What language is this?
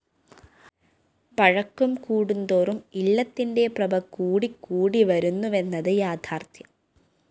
Malayalam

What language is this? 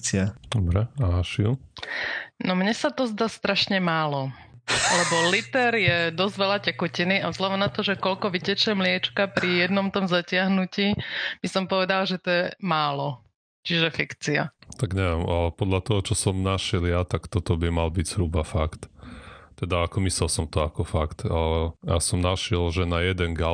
Slovak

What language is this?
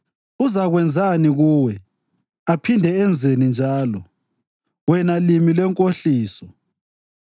North Ndebele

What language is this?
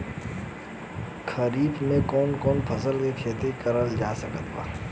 Bhojpuri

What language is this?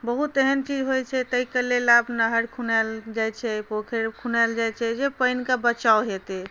Maithili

